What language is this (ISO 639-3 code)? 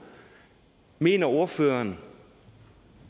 dan